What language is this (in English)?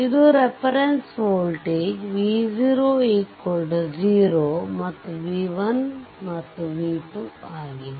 Kannada